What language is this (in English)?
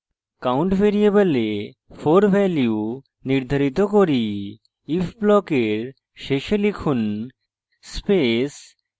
Bangla